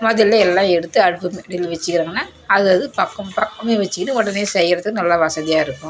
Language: Tamil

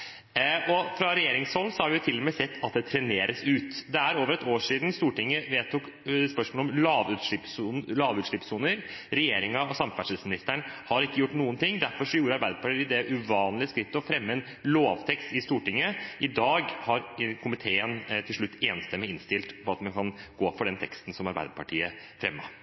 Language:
Norwegian Bokmål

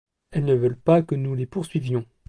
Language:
French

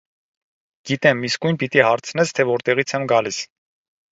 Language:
Armenian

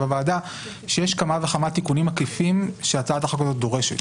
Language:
Hebrew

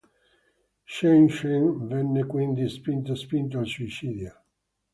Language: Italian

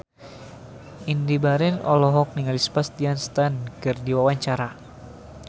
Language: Sundanese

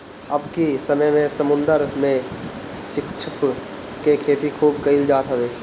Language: Bhojpuri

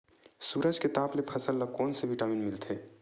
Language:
Chhattisgarhi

